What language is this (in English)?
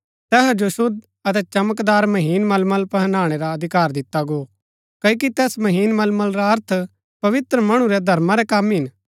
Gaddi